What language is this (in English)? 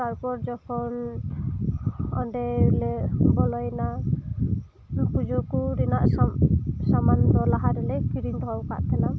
Santali